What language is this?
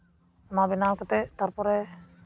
Santali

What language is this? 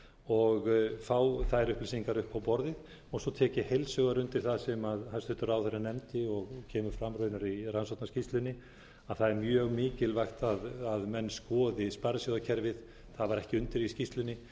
Icelandic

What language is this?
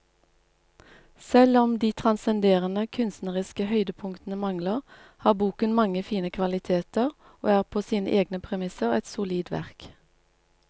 Norwegian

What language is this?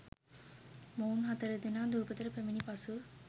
Sinhala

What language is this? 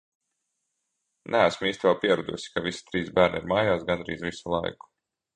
Latvian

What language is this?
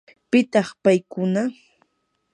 Yanahuanca Pasco Quechua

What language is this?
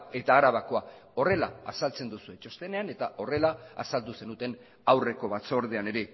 Basque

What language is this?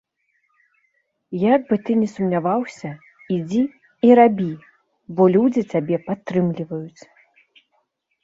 Belarusian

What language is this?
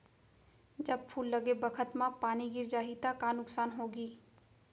Chhattisgarhi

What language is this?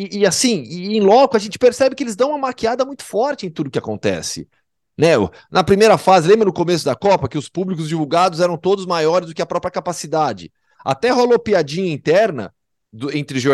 Portuguese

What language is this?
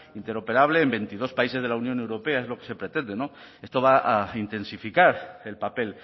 Spanish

